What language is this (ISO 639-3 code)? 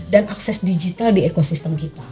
ind